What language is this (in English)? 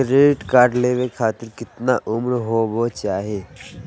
Magahi